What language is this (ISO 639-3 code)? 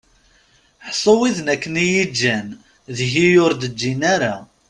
kab